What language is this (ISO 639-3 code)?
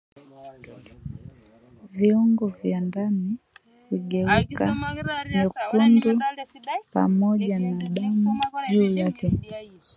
swa